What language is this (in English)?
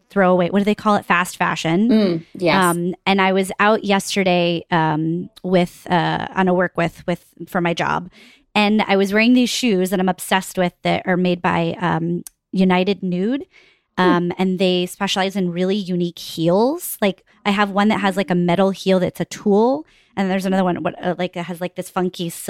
English